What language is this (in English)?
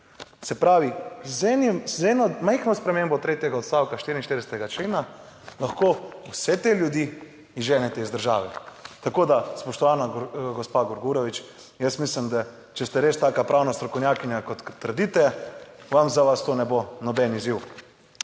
Slovenian